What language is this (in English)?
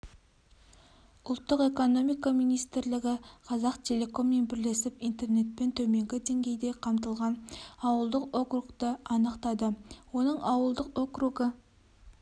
Kazakh